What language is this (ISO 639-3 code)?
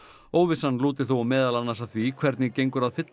isl